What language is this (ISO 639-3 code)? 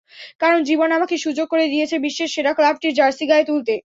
ben